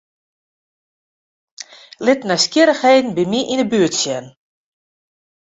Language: Western Frisian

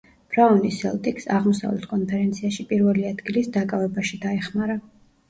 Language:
Georgian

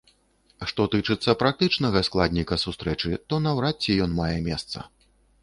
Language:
Belarusian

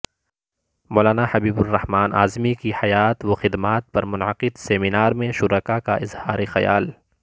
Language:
Urdu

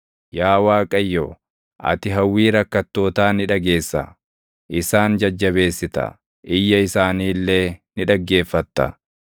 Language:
Oromo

